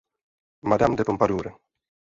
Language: Czech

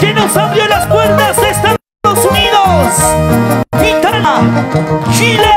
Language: Spanish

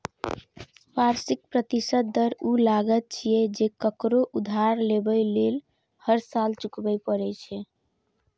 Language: Maithili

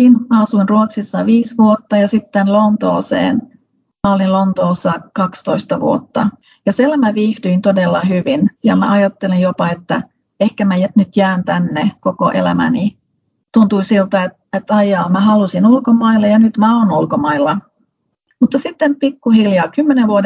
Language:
Finnish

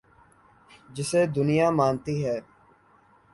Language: Urdu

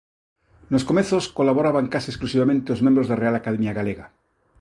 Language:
Galician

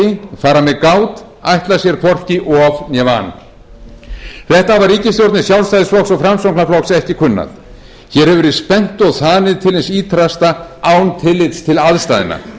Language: Icelandic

